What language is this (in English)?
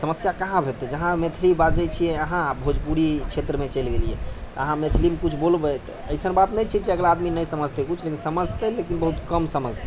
Maithili